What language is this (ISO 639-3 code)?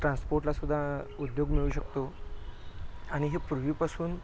mar